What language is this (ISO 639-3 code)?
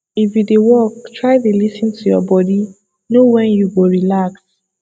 pcm